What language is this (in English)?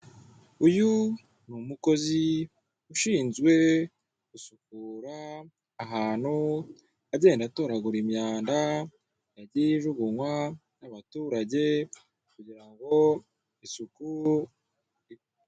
Kinyarwanda